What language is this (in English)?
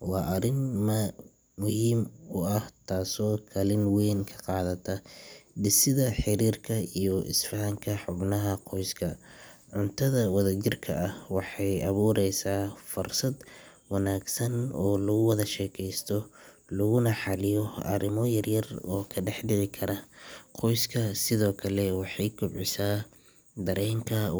Somali